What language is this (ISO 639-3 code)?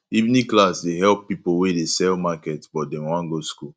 pcm